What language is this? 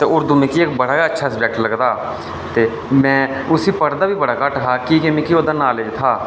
Dogri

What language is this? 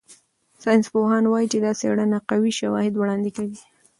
Pashto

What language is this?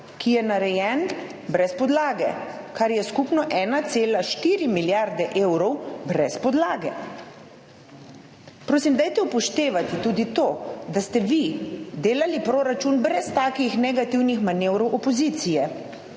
Slovenian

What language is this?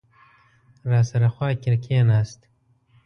Pashto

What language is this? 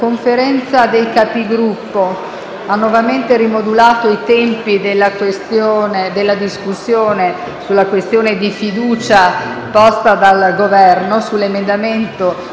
Italian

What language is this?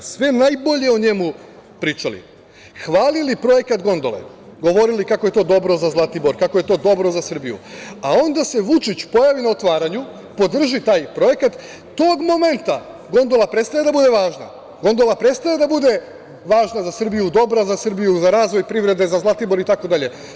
Serbian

